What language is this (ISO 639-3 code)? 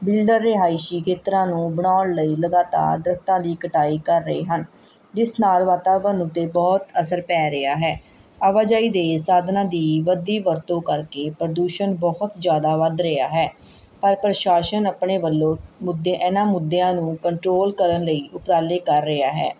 pan